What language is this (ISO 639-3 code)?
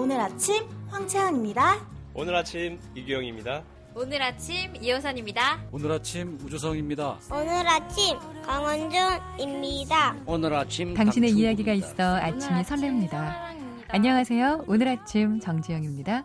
kor